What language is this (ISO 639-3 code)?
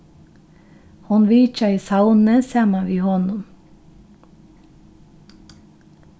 fao